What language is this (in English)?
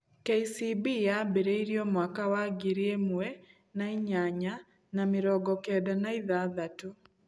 Kikuyu